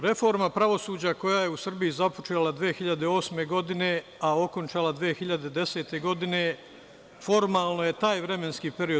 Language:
Serbian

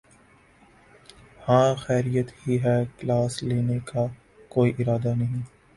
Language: Urdu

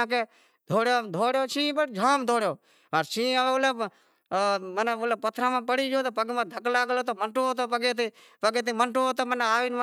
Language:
Wadiyara Koli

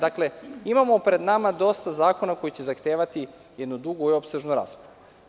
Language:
Serbian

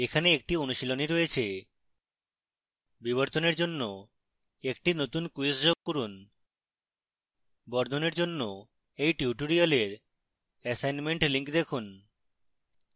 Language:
Bangla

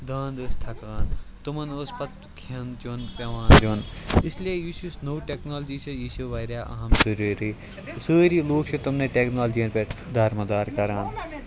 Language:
Kashmiri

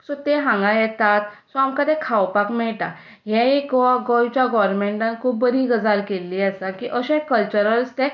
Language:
Konkani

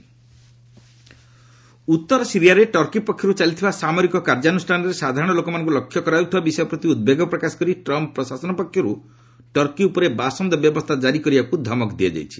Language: Odia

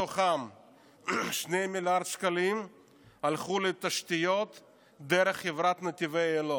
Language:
Hebrew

